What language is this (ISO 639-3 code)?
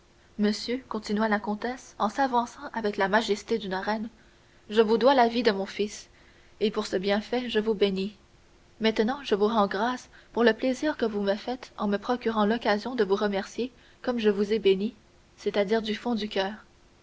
fra